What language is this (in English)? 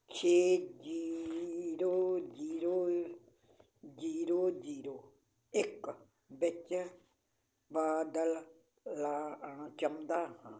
Punjabi